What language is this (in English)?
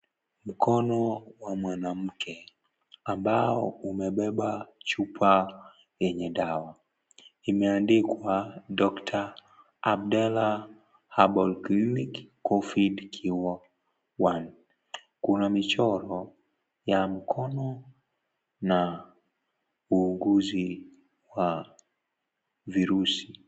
Swahili